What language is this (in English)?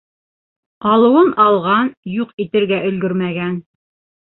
Bashkir